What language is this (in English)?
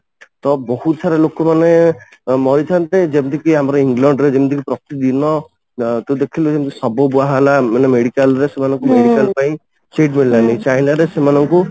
Odia